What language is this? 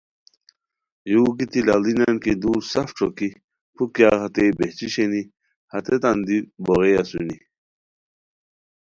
Khowar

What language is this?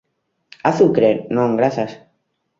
Galician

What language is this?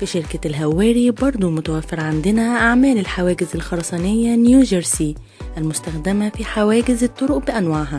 Arabic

